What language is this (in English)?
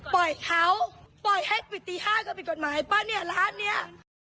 Thai